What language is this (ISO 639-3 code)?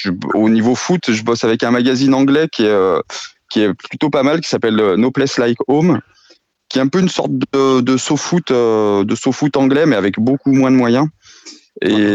fra